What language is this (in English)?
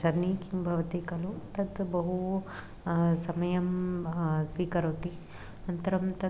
Sanskrit